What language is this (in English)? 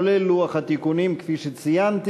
Hebrew